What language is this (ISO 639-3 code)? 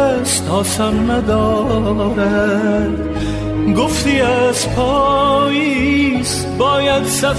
fas